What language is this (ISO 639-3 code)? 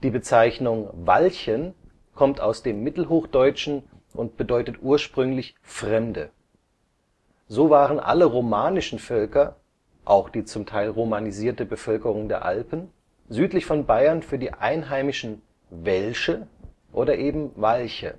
deu